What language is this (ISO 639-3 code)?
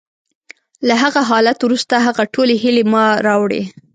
pus